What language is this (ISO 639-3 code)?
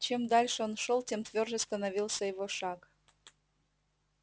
rus